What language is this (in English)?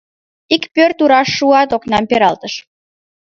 Mari